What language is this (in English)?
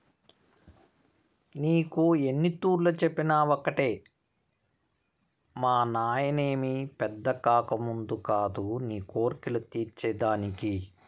Telugu